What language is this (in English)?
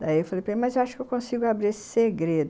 Portuguese